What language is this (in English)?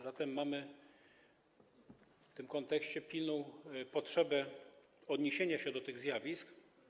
Polish